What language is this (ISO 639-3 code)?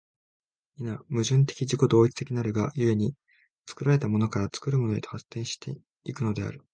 jpn